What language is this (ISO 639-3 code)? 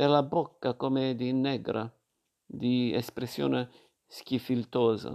ita